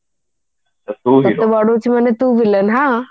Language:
Odia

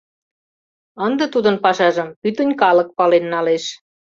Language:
Mari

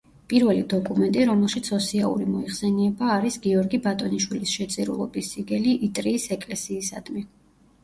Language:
Georgian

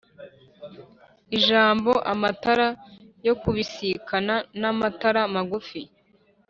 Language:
Kinyarwanda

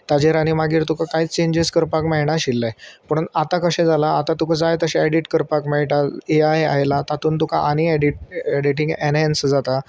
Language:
Konkani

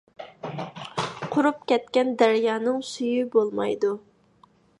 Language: Uyghur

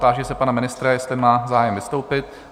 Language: Czech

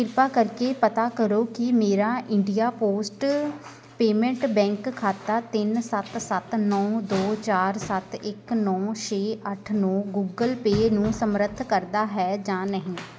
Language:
Punjabi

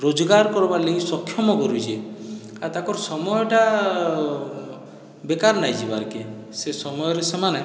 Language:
Odia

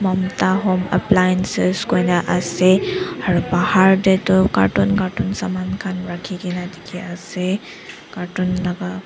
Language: Naga Pidgin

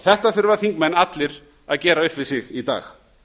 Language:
Icelandic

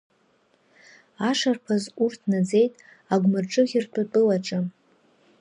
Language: Abkhazian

